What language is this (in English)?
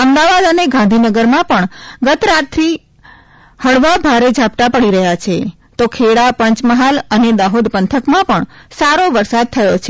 Gujarati